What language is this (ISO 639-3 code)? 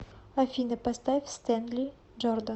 rus